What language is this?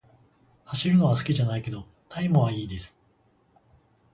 Japanese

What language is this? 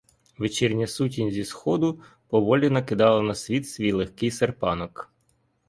Ukrainian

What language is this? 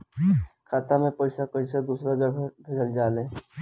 Bhojpuri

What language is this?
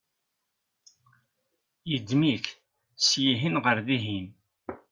Kabyle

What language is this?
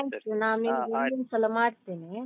Kannada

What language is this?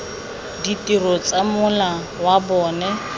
Tswana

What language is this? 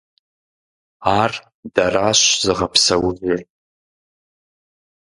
Kabardian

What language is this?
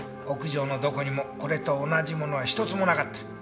Japanese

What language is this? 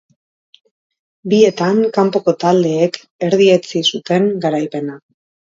Basque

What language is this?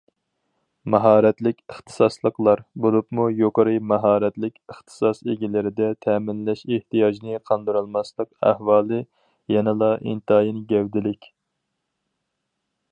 Uyghur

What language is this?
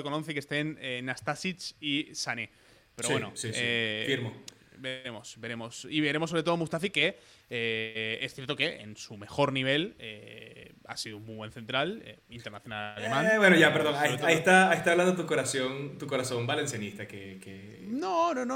Spanish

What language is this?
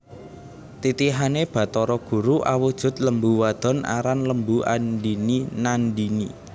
Javanese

